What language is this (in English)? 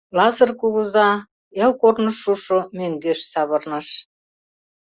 Mari